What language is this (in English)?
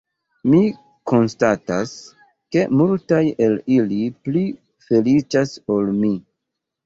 Esperanto